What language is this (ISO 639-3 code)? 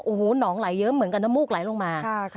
tha